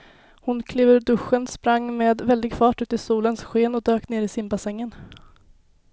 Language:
Swedish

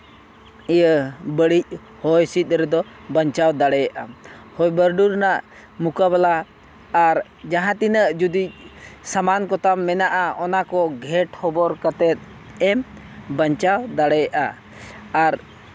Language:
Santali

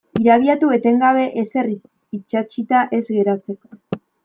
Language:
Basque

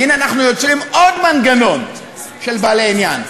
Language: Hebrew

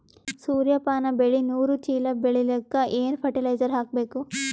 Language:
Kannada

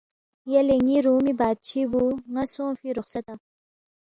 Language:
Balti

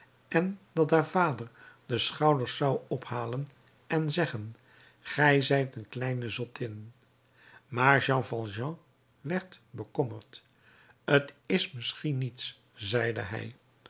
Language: Dutch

